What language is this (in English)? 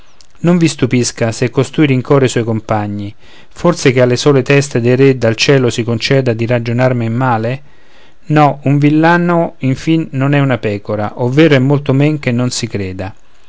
Italian